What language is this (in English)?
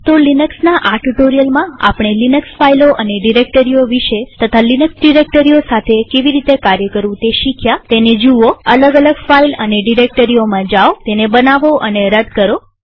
Gujarati